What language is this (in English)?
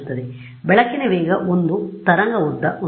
Kannada